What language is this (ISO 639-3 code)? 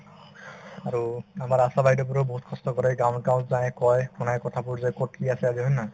asm